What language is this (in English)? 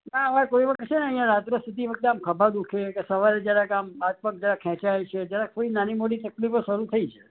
Gujarati